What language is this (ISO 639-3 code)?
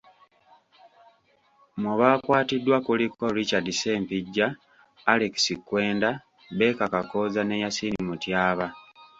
lug